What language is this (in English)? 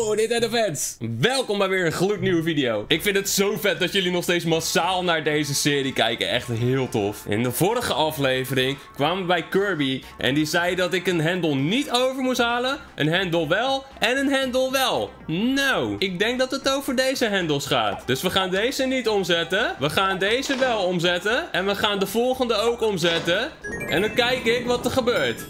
Dutch